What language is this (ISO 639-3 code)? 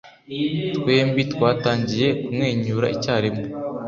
kin